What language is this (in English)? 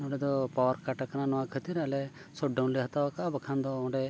Santali